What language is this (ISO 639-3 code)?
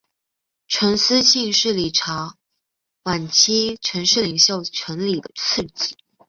zho